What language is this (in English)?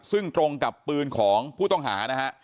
Thai